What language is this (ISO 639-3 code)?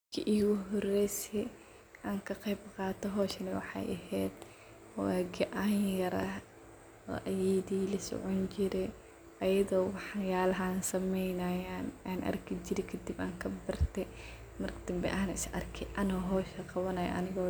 som